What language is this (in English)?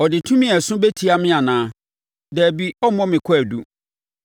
Akan